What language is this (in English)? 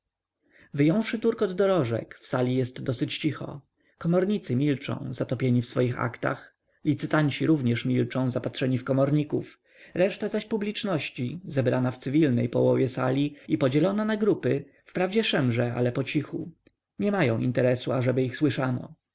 Polish